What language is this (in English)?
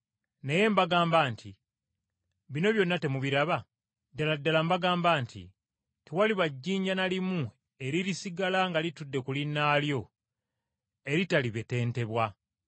Ganda